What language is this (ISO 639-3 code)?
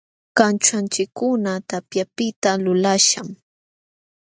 qxw